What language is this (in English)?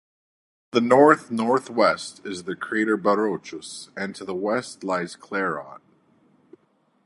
English